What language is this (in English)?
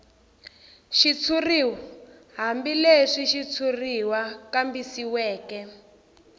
Tsonga